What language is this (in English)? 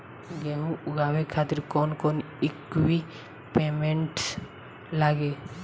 Bhojpuri